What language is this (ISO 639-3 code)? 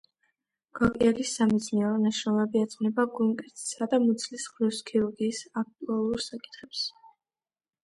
kat